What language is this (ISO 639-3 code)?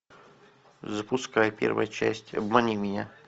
rus